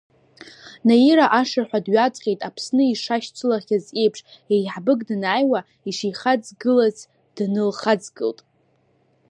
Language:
Abkhazian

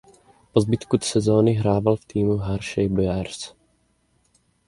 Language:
Czech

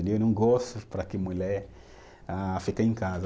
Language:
Portuguese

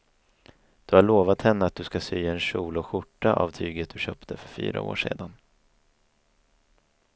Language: Swedish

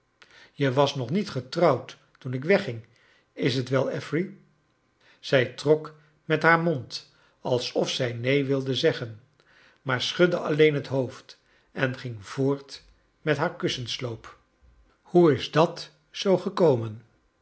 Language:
Dutch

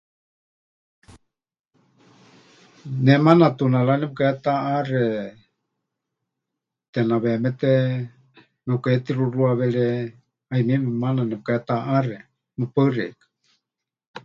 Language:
Huichol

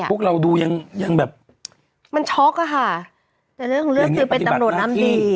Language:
Thai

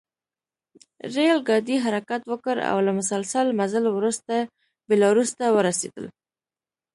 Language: Pashto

